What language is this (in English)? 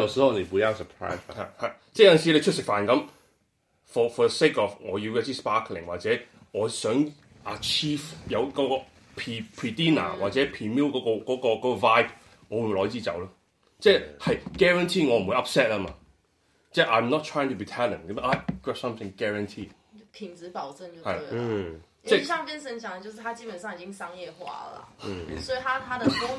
Chinese